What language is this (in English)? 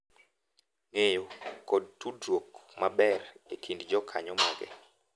Luo (Kenya and Tanzania)